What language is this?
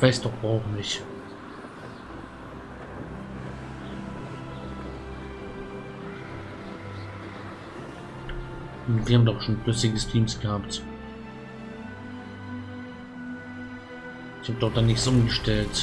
German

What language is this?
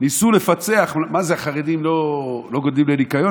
Hebrew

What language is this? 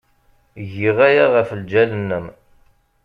Kabyle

